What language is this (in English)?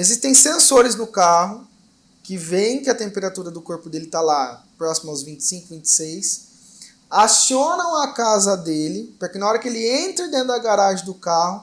Portuguese